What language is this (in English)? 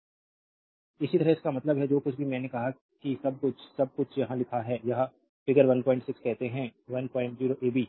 Hindi